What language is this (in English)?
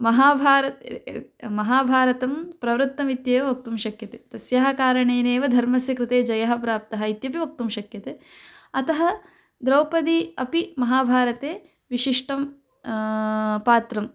Sanskrit